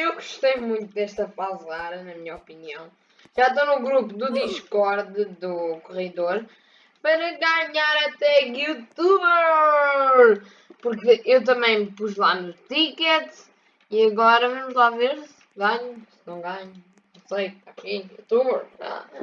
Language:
Portuguese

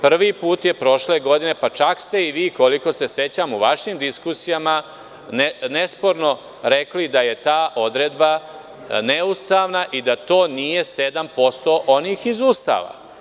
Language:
Serbian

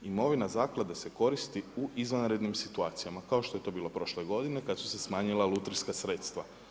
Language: Croatian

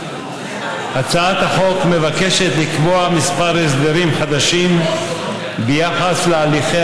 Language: Hebrew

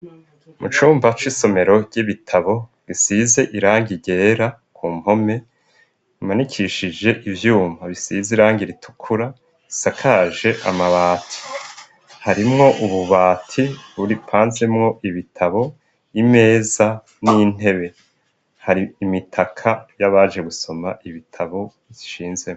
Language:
Rundi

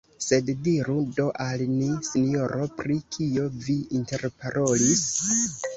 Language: Esperanto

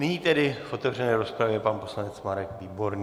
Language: Czech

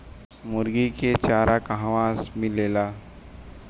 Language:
Bhojpuri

